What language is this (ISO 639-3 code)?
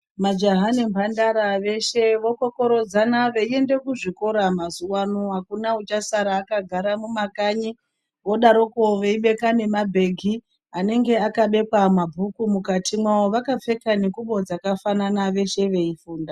ndc